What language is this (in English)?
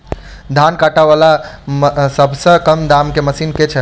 Maithili